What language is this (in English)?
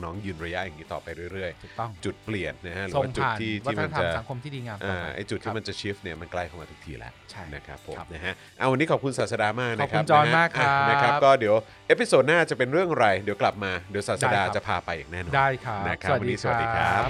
Thai